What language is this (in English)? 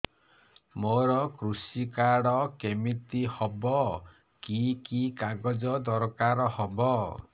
Odia